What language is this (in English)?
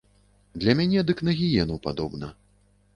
Belarusian